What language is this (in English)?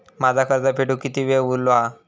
Marathi